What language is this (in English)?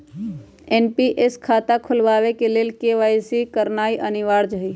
Magahi